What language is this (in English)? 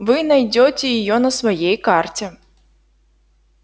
Russian